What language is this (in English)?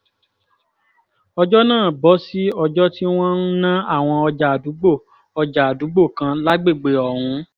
Yoruba